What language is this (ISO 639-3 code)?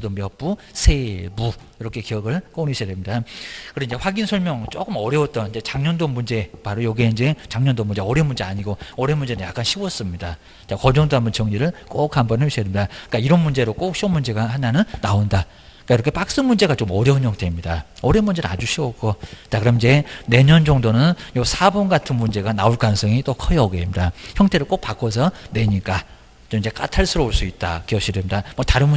kor